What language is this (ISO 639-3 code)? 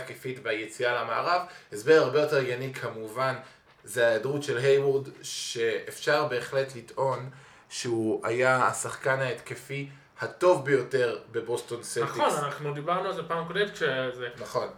heb